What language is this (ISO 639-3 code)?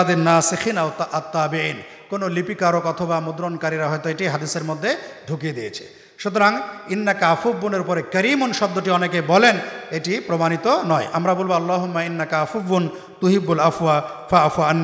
ara